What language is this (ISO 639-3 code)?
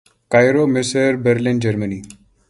urd